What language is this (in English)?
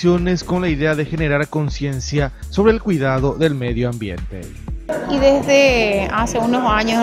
Spanish